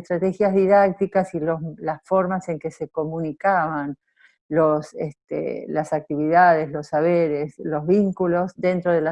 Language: Spanish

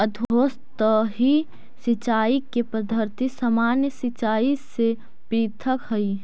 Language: Magahi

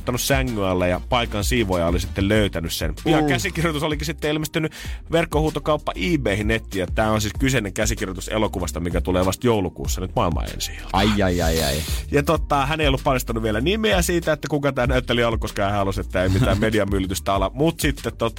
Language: Finnish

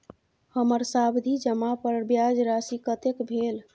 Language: Maithili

